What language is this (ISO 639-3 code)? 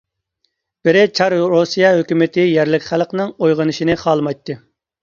uig